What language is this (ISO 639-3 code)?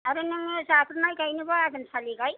brx